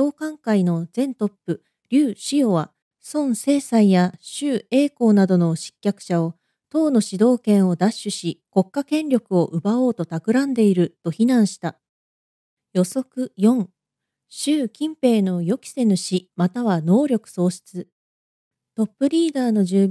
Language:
Japanese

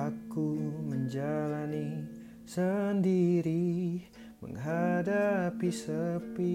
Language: Indonesian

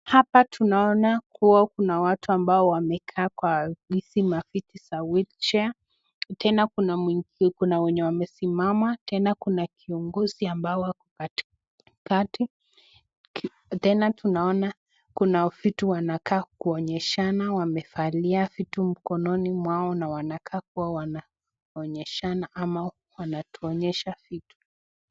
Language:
Swahili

